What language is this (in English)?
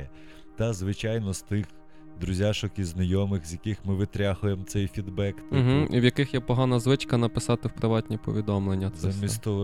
Ukrainian